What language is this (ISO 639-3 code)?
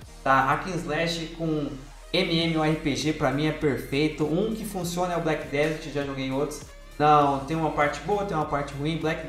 por